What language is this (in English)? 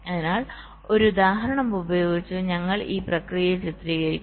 Malayalam